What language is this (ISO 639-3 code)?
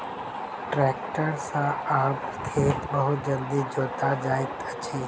mai